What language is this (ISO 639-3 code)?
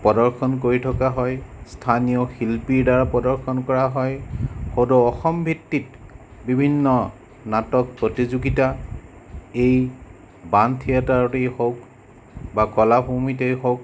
asm